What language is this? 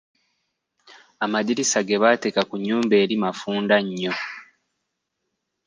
Ganda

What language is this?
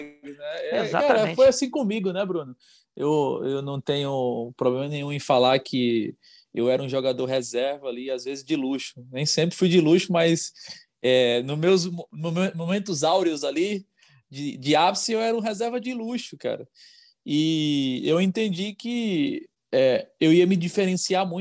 Portuguese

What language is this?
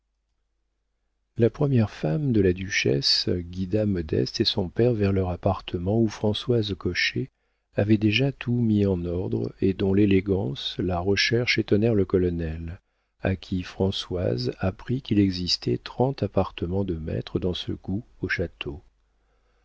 French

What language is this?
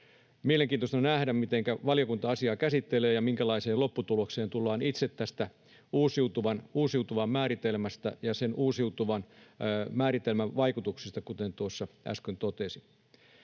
Finnish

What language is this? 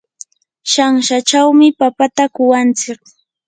Yanahuanca Pasco Quechua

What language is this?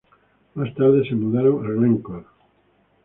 Spanish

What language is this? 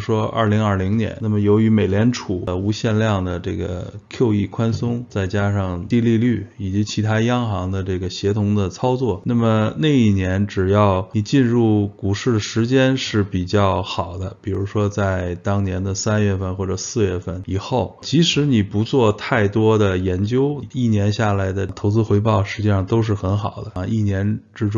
Chinese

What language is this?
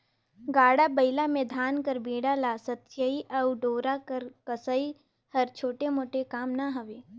Chhattisgarhi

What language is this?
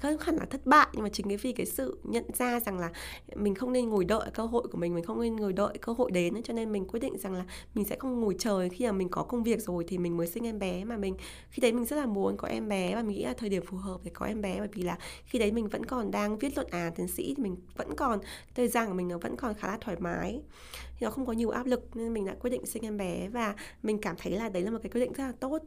Vietnamese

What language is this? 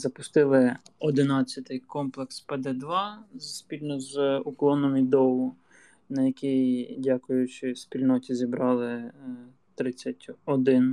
Ukrainian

